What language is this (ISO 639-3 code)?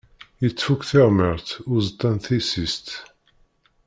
kab